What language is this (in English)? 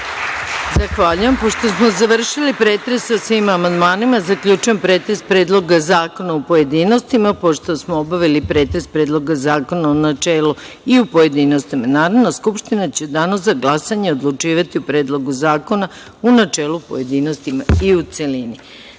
Serbian